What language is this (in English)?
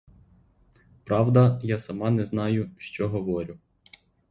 Ukrainian